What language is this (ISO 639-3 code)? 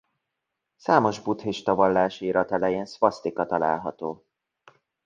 hun